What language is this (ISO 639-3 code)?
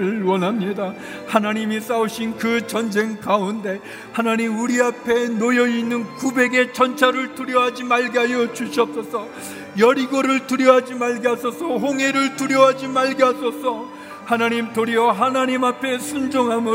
kor